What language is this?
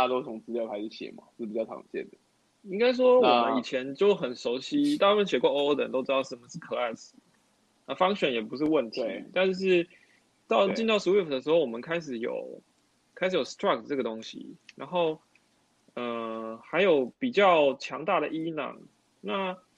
Chinese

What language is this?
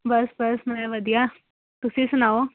Punjabi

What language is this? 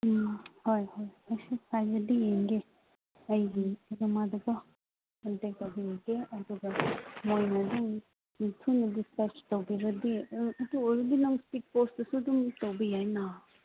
Manipuri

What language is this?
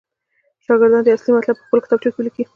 Pashto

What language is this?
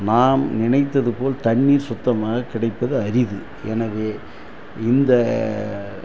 Tamil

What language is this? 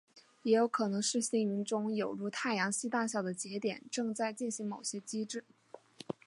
Chinese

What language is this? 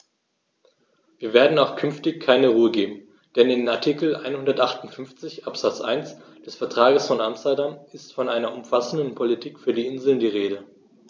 German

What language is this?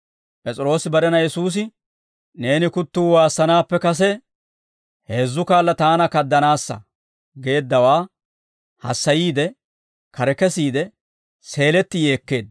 Dawro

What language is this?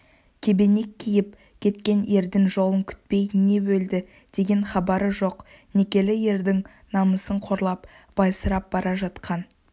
Kazakh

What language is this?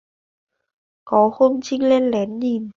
Vietnamese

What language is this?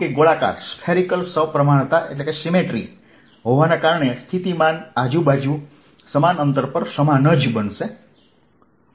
Gujarati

